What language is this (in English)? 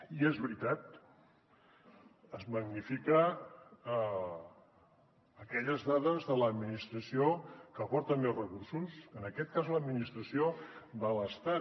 Catalan